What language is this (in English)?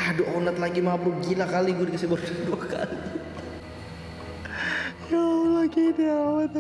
Indonesian